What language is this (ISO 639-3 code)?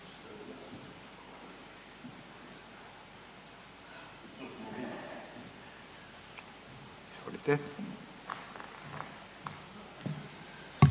hrv